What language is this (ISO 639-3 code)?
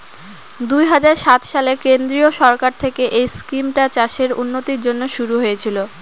ben